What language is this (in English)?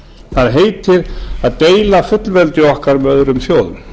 Icelandic